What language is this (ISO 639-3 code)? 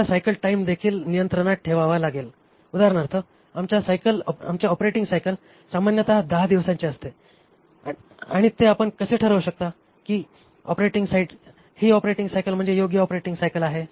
mar